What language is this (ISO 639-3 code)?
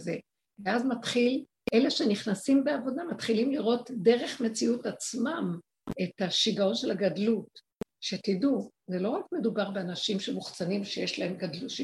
heb